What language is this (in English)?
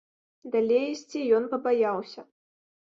Belarusian